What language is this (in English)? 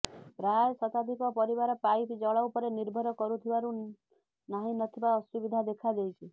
Odia